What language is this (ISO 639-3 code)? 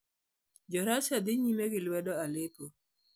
luo